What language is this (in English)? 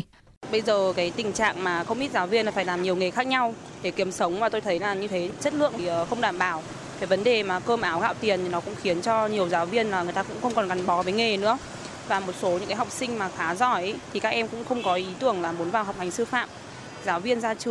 Vietnamese